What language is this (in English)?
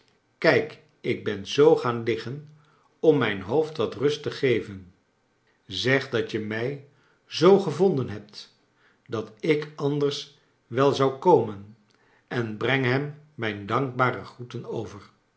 Dutch